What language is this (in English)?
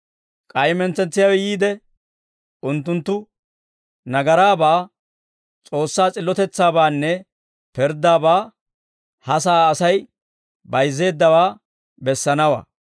Dawro